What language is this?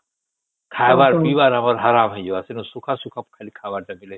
Odia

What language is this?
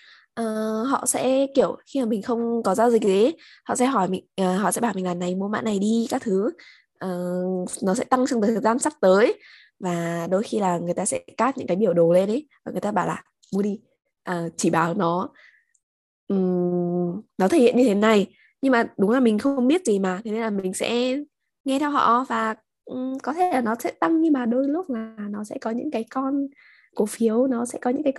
Vietnamese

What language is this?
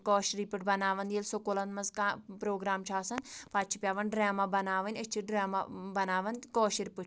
Kashmiri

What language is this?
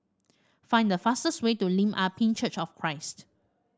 English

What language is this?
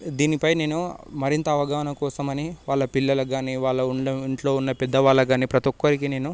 Telugu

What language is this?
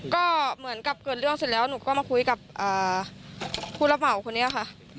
Thai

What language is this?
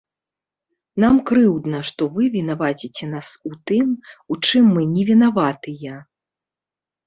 Belarusian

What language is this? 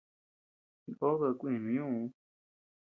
Tepeuxila Cuicatec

